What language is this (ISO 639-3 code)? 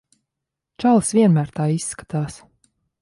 lav